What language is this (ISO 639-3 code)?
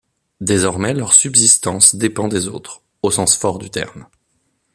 fra